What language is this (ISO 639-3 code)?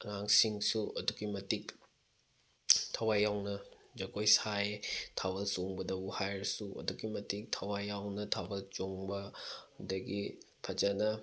mni